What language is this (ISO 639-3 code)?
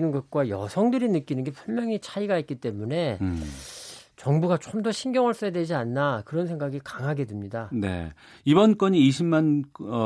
kor